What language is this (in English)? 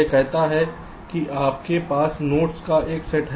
Hindi